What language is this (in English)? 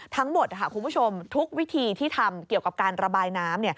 Thai